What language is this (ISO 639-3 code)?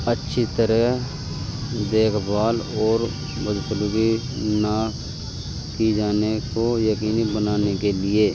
urd